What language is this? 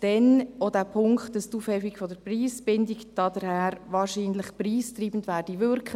Swiss German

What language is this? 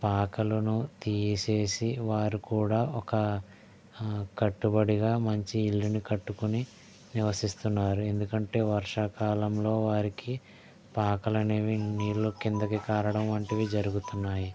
Telugu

